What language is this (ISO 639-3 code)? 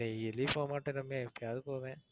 tam